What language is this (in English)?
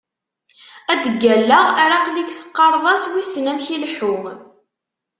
Kabyle